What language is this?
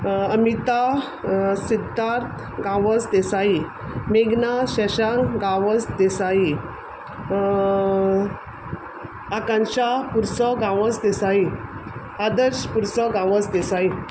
Konkani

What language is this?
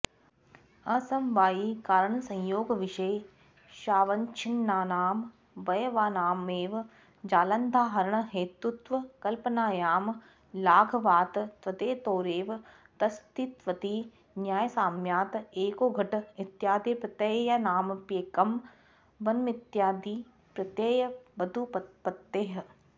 Sanskrit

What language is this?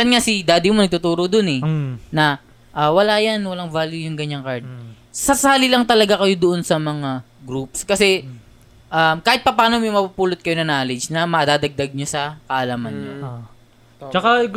Filipino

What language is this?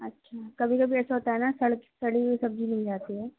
Urdu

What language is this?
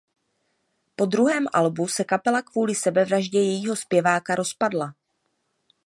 Czech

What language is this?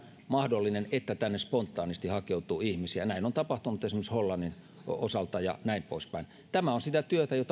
Finnish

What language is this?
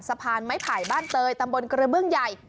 Thai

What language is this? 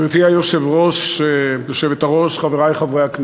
Hebrew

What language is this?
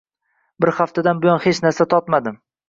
Uzbek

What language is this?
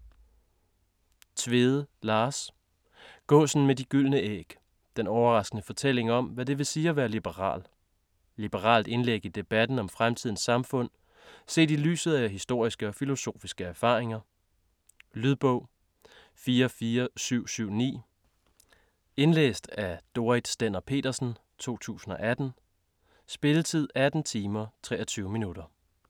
Danish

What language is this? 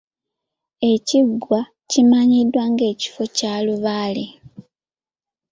Ganda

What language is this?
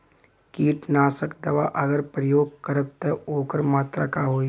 Bhojpuri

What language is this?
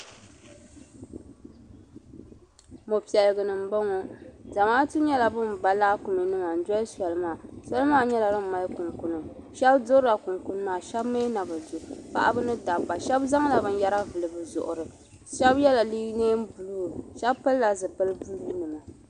Dagbani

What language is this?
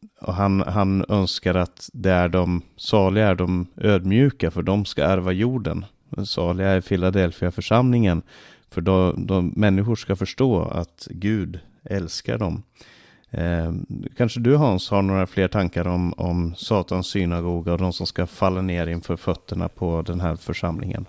Swedish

